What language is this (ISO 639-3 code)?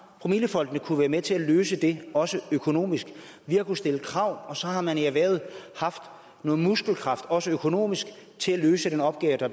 dan